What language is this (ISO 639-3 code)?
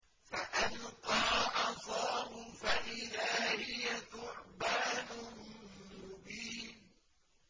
ara